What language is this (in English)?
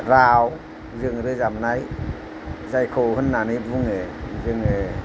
Bodo